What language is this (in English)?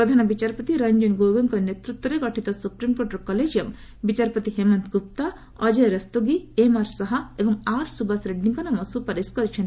Odia